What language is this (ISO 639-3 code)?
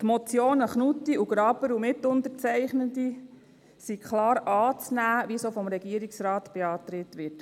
gsw